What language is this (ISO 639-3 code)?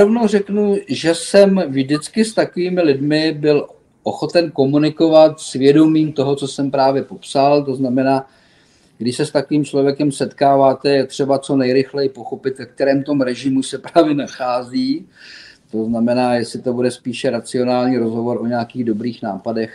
ces